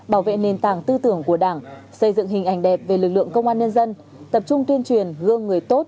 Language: Vietnamese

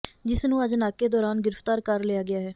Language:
Punjabi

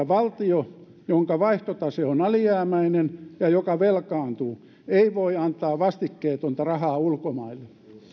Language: Finnish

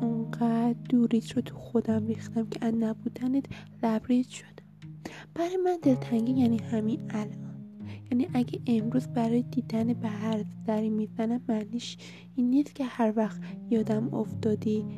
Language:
Persian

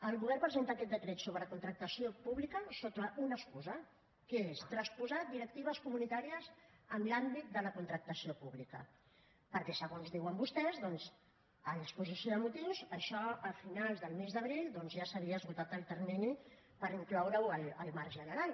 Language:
Catalan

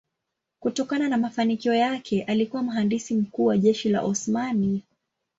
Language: Swahili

